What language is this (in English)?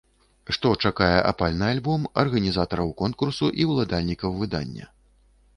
Belarusian